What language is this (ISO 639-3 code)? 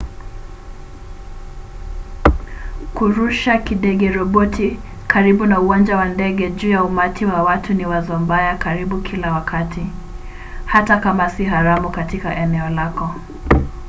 swa